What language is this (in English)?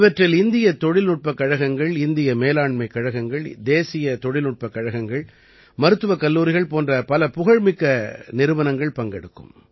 Tamil